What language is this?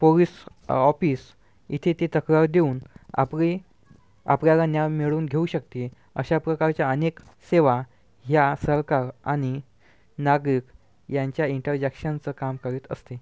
Marathi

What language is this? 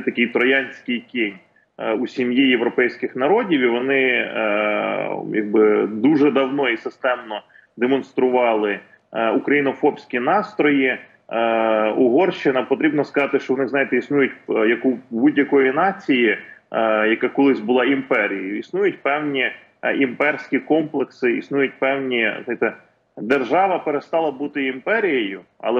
Ukrainian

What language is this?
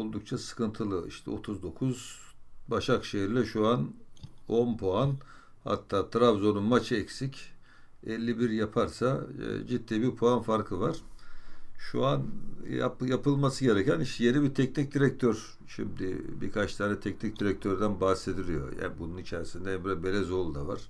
Turkish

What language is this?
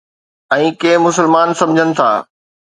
Sindhi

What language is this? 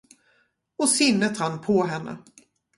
Swedish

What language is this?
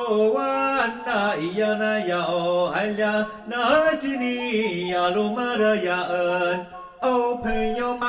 Chinese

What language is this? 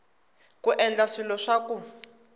Tsonga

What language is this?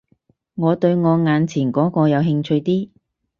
Cantonese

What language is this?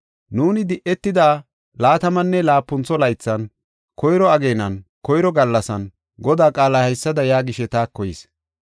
Gofa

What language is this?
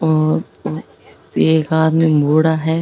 Rajasthani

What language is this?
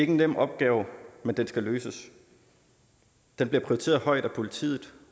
Danish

